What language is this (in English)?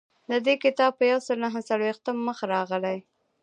Pashto